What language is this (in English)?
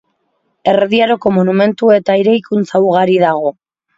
Basque